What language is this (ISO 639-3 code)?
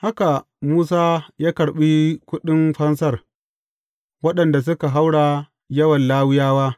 hau